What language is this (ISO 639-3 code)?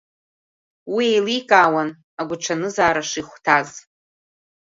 abk